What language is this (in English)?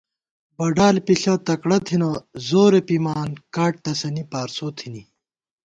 Gawar-Bati